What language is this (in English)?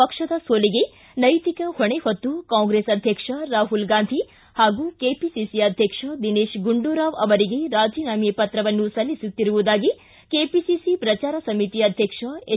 Kannada